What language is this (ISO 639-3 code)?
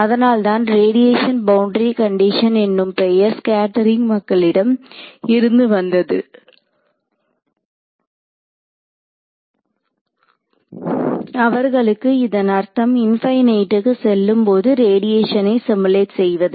tam